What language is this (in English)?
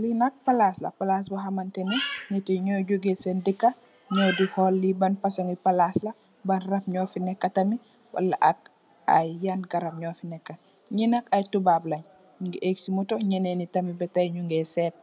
Wolof